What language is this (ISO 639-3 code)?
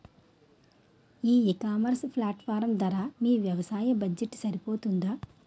tel